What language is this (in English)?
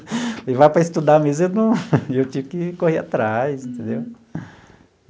Portuguese